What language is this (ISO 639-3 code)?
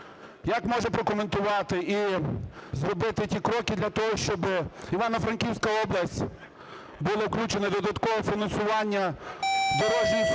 ukr